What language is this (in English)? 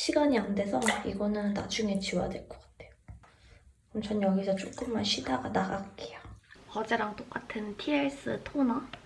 Korean